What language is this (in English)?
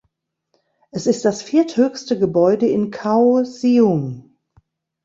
German